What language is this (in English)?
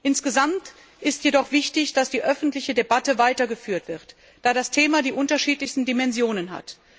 German